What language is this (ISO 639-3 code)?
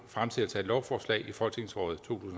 dan